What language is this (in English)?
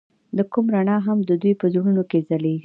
Pashto